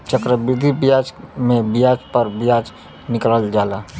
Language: Bhojpuri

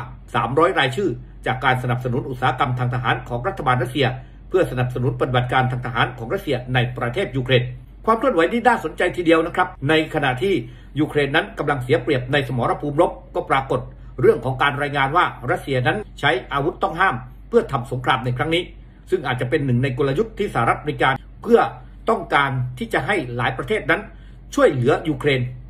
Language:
Thai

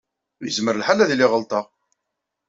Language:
Kabyle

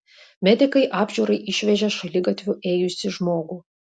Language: Lithuanian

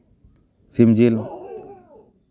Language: Santali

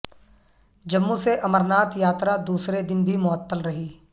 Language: Urdu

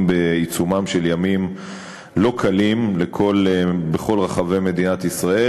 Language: Hebrew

